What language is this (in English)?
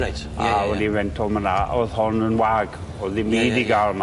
Welsh